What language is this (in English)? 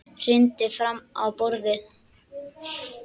Icelandic